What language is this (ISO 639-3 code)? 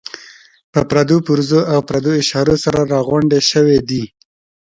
pus